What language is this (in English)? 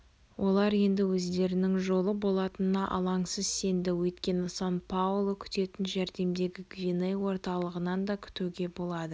Kazakh